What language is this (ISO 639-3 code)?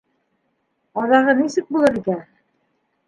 bak